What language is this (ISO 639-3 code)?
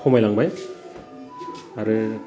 brx